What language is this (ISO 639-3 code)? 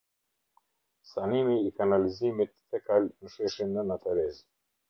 sqi